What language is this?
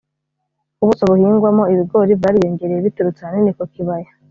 Kinyarwanda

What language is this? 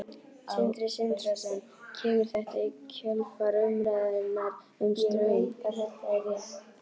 Icelandic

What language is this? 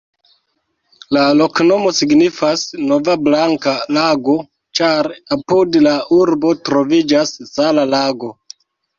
Esperanto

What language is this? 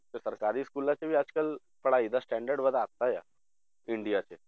Punjabi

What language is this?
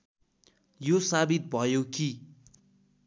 Nepali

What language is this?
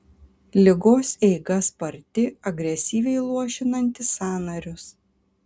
Lithuanian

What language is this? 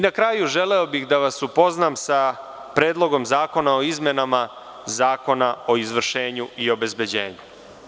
Serbian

